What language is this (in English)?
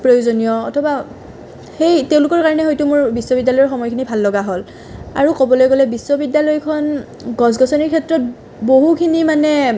Assamese